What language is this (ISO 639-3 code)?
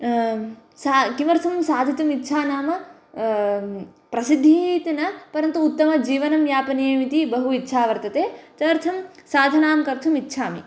san